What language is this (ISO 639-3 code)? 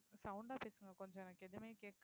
tam